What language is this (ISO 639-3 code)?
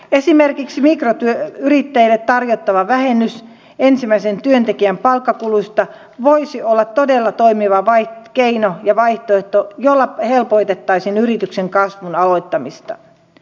fin